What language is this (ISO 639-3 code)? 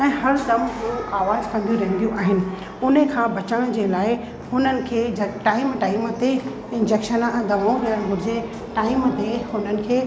snd